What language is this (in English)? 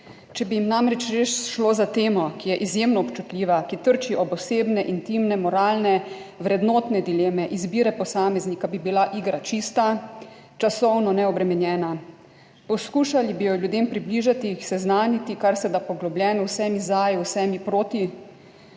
Slovenian